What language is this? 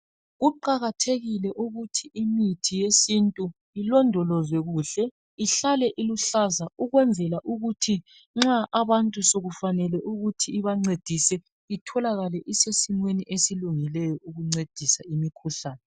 North Ndebele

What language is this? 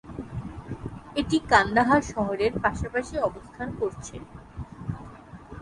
Bangla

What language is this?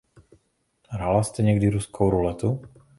Czech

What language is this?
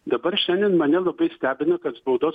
Lithuanian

